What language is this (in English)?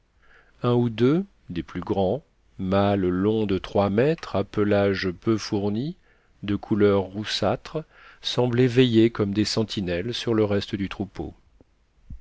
French